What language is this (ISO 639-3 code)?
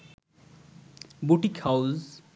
ben